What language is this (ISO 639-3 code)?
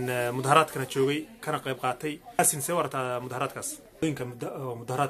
ara